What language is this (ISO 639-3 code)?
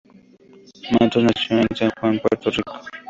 spa